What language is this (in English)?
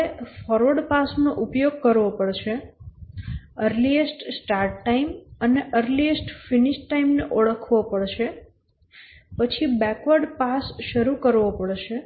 Gujarati